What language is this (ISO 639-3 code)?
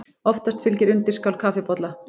isl